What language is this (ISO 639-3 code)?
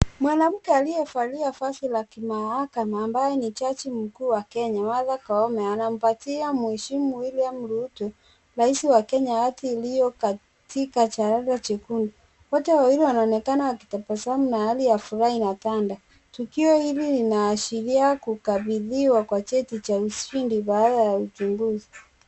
swa